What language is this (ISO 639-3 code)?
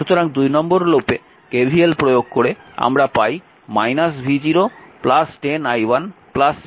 ben